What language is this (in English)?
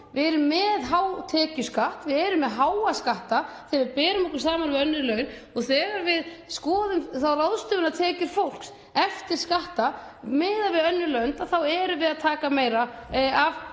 Icelandic